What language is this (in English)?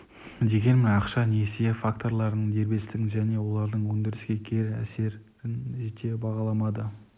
Kazakh